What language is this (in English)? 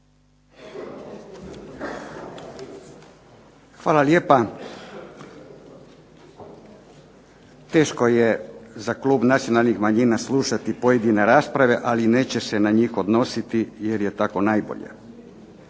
Croatian